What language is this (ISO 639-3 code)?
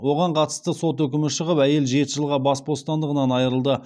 kaz